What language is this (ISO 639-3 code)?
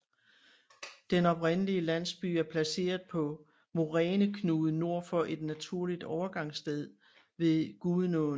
dan